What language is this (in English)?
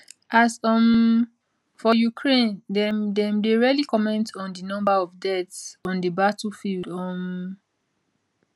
Nigerian Pidgin